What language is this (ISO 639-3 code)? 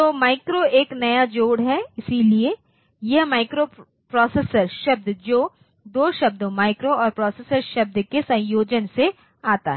hin